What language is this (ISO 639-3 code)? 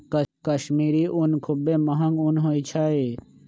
mag